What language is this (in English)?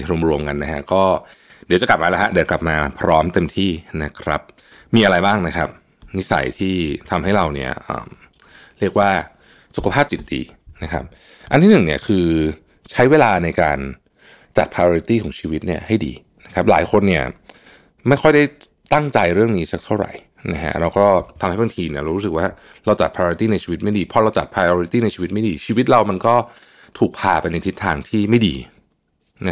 Thai